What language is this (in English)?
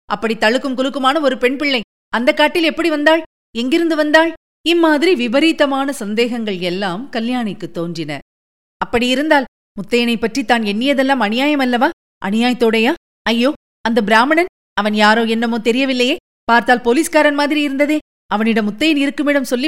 Tamil